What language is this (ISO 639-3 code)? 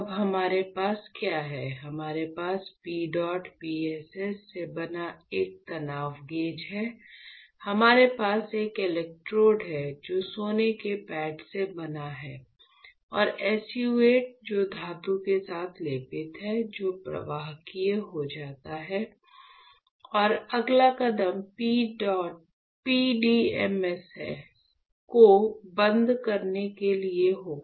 hin